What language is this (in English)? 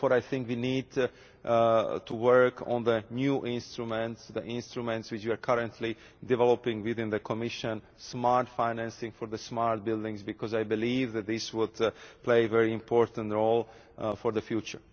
English